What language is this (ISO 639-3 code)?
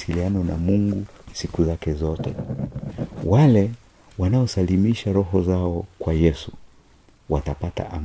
swa